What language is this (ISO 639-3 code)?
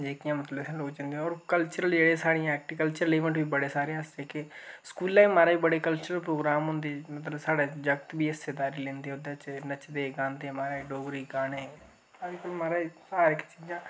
doi